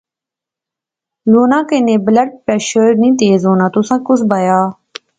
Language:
Pahari-Potwari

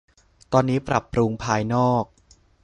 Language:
Thai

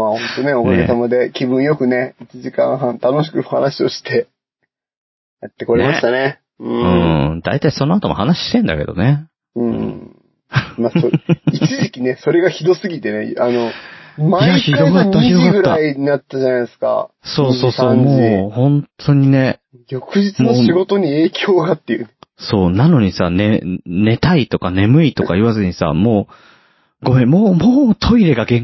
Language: Japanese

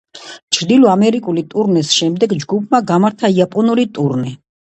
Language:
Georgian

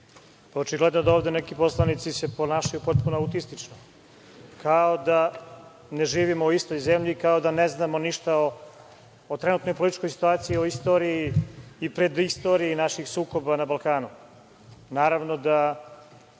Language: Serbian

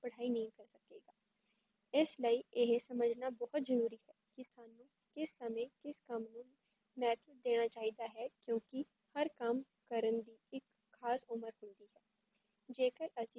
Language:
Punjabi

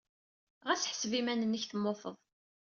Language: Kabyle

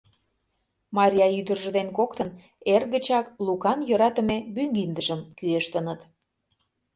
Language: Mari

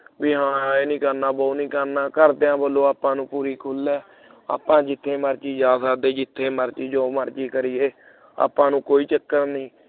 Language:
Punjabi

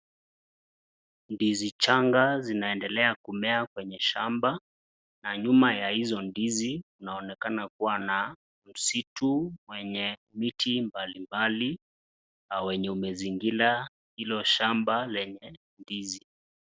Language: Swahili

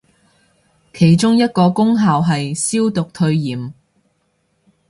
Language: Cantonese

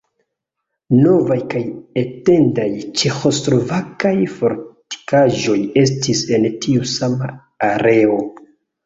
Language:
Esperanto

